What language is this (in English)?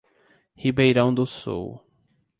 Portuguese